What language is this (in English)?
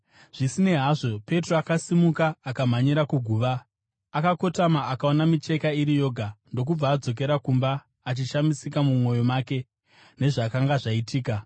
Shona